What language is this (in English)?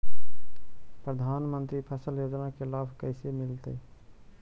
Magahi